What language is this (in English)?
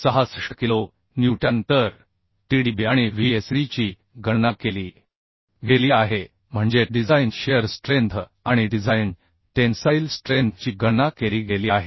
Marathi